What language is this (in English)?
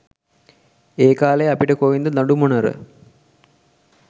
Sinhala